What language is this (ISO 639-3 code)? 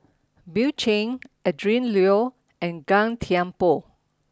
eng